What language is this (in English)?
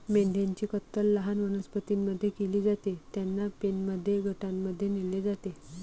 Marathi